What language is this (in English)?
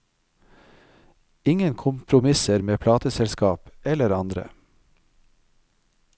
Norwegian